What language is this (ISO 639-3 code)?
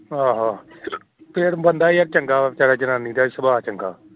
pan